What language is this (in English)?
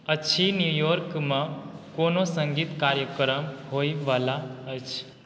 Maithili